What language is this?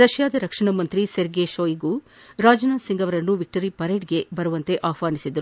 Kannada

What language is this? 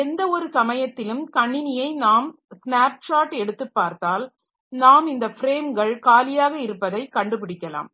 Tamil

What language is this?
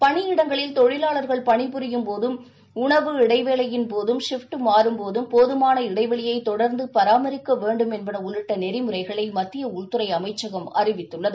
Tamil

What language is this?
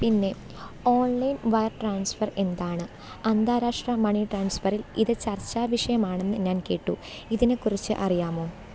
Malayalam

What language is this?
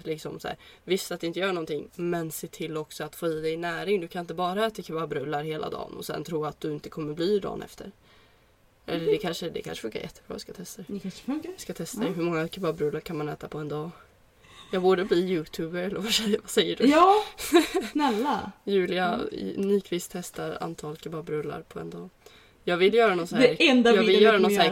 Swedish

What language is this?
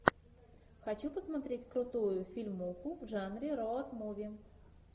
Russian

